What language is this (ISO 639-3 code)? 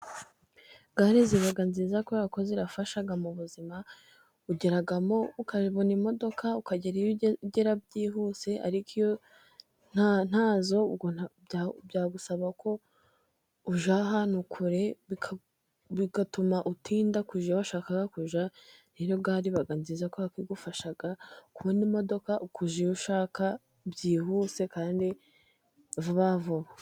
kin